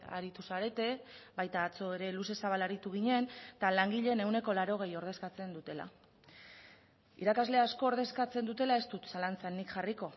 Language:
Basque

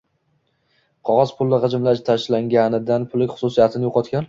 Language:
Uzbek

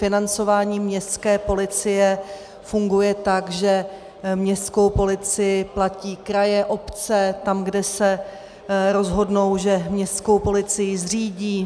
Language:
Czech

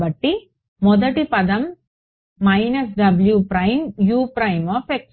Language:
Telugu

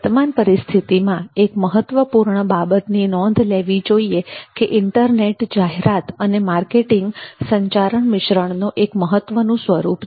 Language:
Gujarati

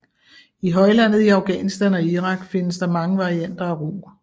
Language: Danish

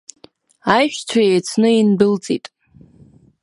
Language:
Abkhazian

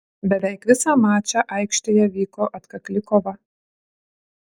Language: Lithuanian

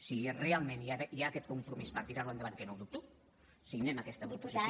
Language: Catalan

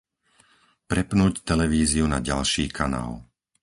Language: Slovak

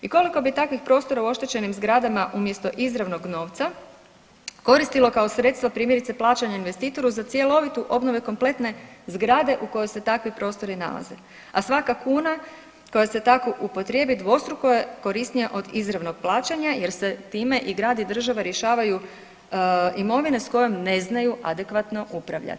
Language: Croatian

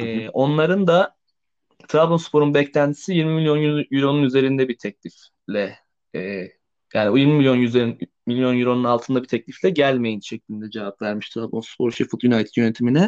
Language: Turkish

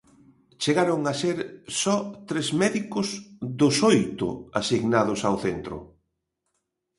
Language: Galician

